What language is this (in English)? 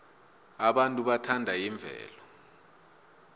South Ndebele